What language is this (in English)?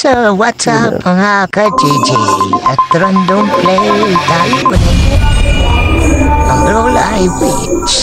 Filipino